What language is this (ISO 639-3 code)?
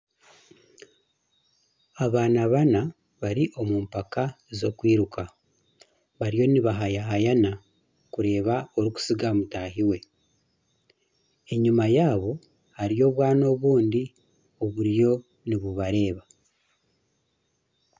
nyn